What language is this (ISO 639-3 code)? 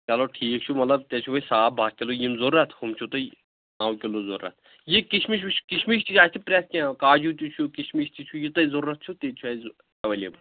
kas